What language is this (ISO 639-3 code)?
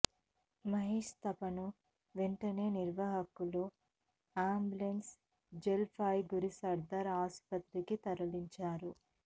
tel